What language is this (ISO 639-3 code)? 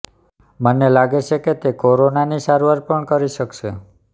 guj